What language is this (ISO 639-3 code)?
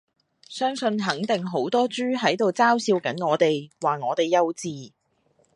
yue